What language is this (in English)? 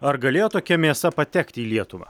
Lithuanian